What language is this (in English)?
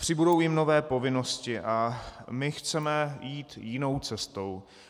Czech